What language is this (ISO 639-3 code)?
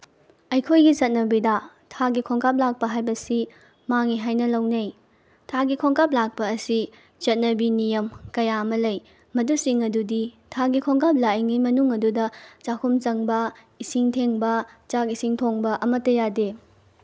mni